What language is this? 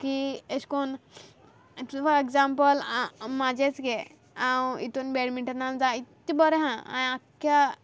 Konkani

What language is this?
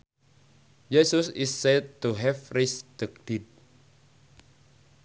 Sundanese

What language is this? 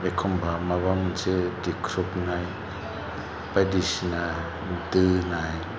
Bodo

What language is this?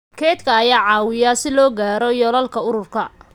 Somali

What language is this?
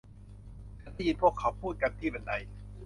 Thai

